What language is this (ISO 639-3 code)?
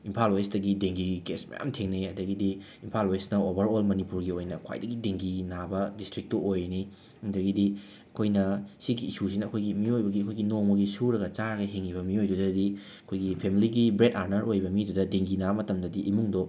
mni